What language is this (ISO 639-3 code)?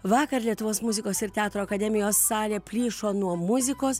lit